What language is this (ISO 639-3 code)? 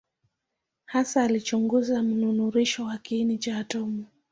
swa